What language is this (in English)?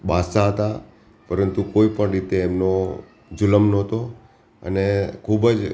Gujarati